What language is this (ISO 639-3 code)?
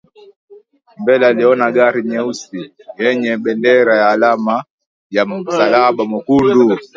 swa